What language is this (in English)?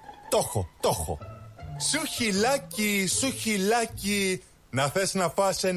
Greek